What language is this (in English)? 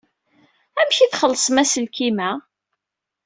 Kabyle